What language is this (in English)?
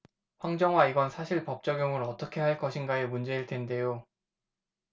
Korean